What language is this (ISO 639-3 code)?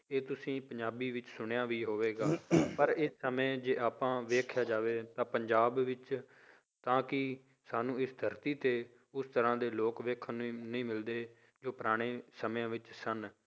pan